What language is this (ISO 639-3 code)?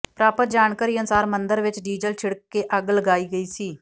pan